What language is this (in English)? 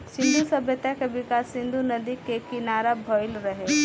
Bhojpuri